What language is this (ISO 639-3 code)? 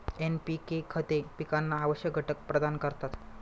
mar